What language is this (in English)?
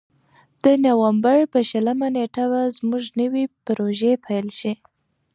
Pashto